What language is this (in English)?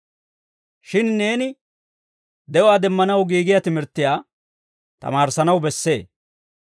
Dawro